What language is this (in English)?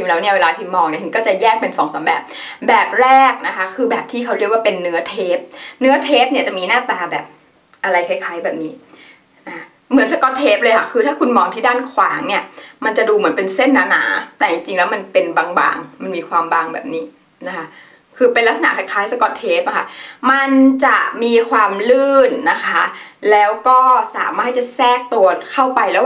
Thai